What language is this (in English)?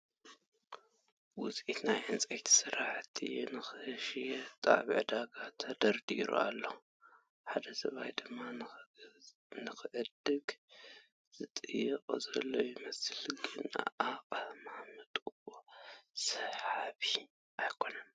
Tigrinya